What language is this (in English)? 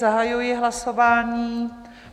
Czech